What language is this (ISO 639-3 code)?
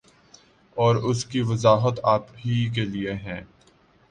urd